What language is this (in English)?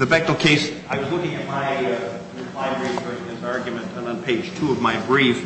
English